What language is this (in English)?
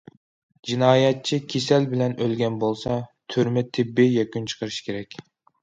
Uyghur